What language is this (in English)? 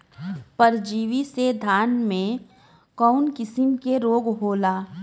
Bhojpuri